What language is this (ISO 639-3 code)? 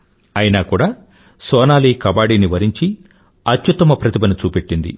tel